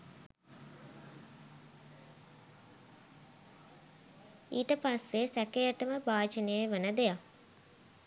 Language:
Sinhala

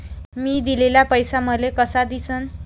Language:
Marathi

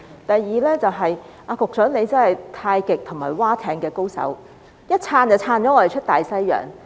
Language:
Cantonese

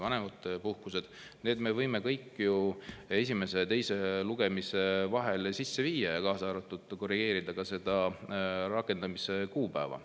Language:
Estonian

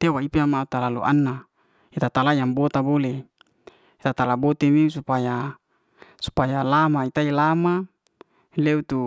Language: Liana-Seti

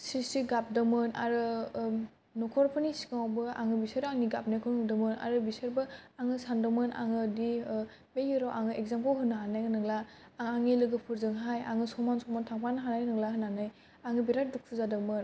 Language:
Bodo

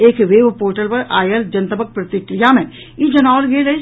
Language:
Maithili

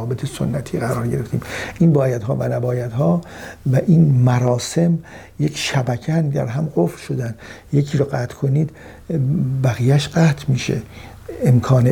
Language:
Persian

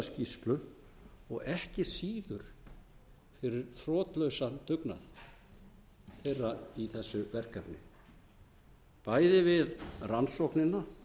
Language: Icelandic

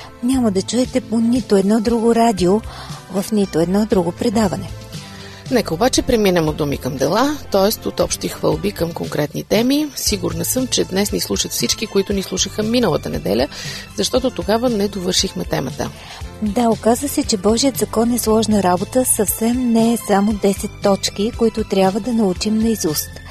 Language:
Bulgarian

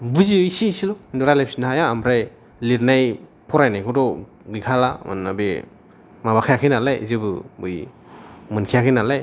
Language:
Bodo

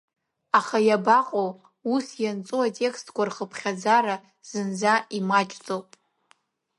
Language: Abkhazian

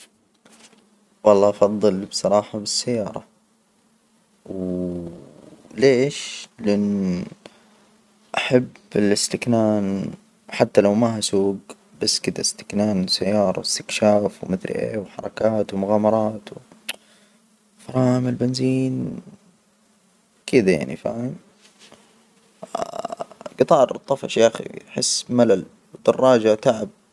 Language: Hijazi Arabic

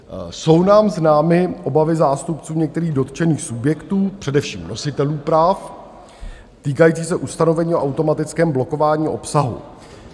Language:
Czech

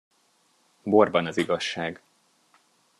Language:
Hungarian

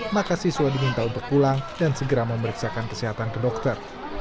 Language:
Indonesian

